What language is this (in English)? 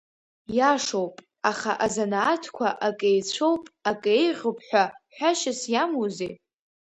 Abkhazian